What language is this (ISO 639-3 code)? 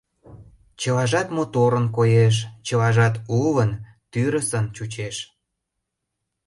chm